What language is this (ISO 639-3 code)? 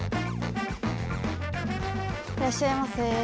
jpn